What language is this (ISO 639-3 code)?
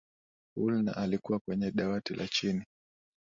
swa